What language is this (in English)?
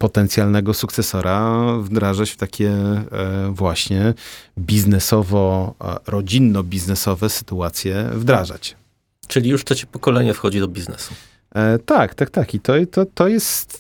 Polish